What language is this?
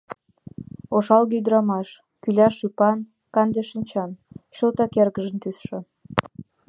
Mari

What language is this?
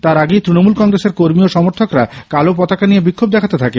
Bangla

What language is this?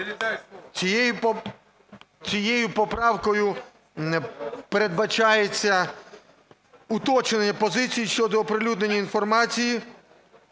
Ukrainian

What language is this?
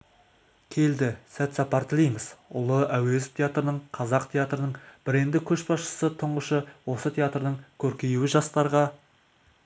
Kazakh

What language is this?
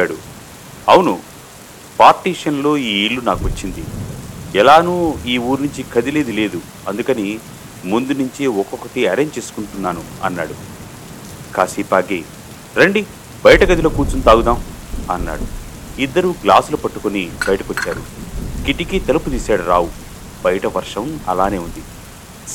Telugu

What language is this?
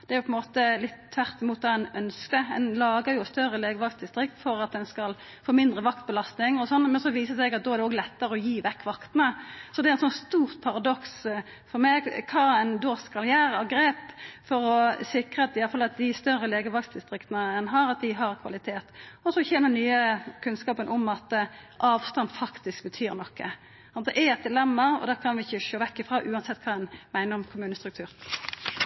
Norwegian Nynorsk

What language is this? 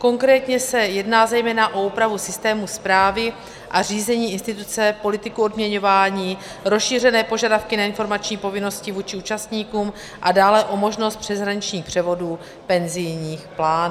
Czech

